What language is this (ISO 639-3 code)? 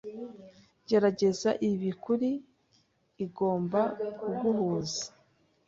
kin